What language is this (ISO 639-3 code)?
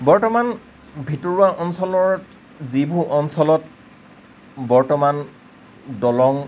asm